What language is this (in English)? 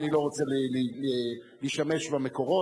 Hebrew